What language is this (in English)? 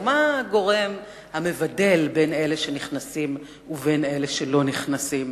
Hebrew